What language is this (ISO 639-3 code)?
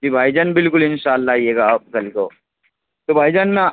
urd